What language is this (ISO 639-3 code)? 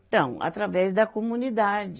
por